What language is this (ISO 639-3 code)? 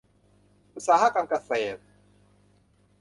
tha